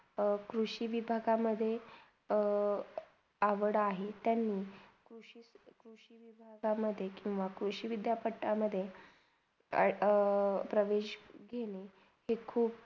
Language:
Marathi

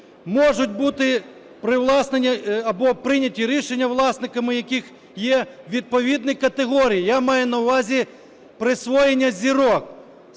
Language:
Ukrainian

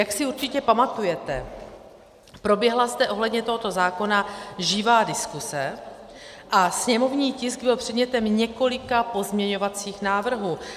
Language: Czech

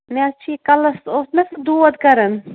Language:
Kashmiri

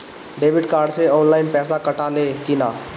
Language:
Bhojpuri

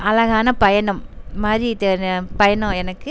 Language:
Tamil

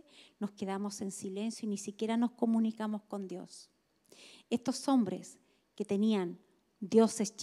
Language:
Spanish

